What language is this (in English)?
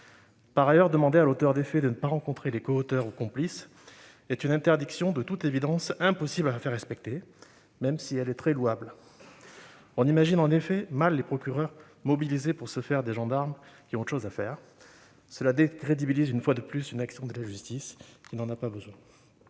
French